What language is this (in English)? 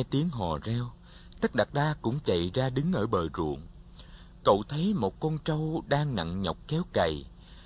Vietnamese